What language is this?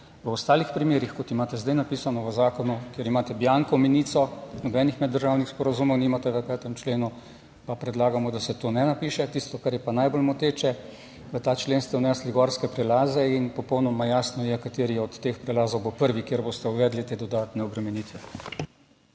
Slovenian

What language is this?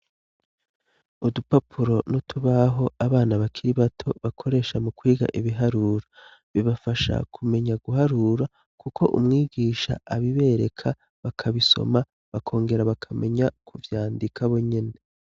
Rundi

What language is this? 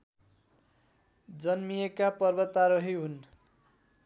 Nepali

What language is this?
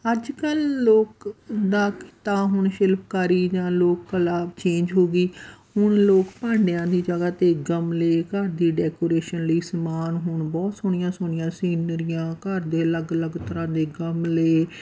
Punjabi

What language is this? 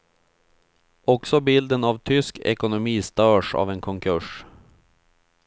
Swedish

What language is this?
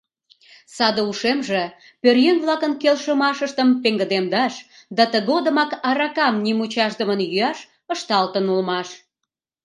Mari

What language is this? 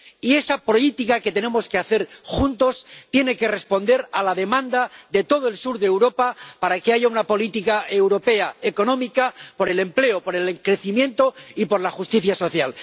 Spanish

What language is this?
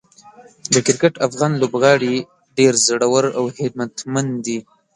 Pashto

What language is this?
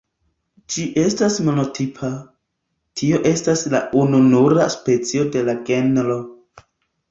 Esperanto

